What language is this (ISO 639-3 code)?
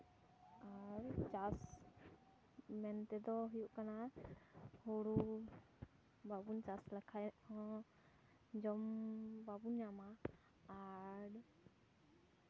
sat